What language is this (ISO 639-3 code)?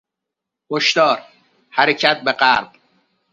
fas